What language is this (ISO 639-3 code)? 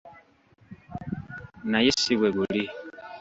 lug